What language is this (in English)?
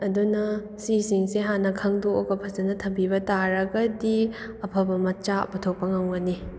Manipuri